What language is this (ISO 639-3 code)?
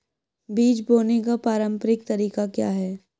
hin